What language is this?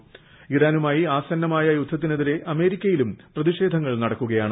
Malayalam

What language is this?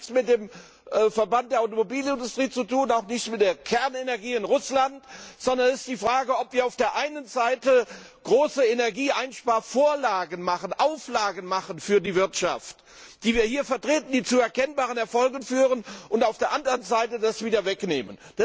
German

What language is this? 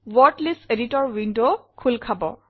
Assamese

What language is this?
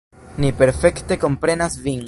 Esperanto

